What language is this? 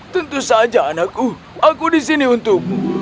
Indonesian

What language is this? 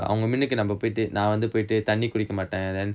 English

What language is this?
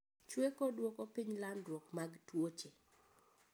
Luo (Kenya and Tanzania)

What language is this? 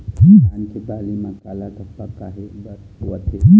Chhattisgarhi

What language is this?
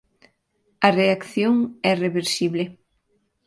Galician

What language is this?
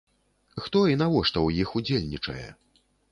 Belarusian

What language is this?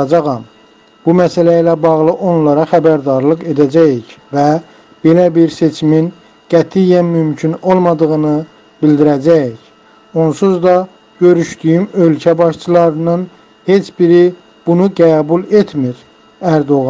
Turkish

